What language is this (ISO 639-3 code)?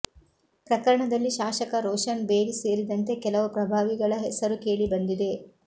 kan